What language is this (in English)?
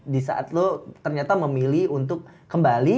Indonesian